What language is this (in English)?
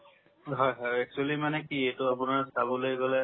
Assamese